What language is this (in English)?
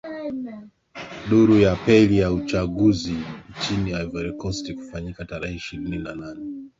Swahili